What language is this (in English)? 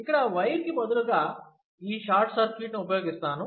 Telugu